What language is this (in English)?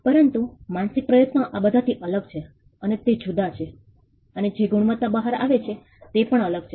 Gujarati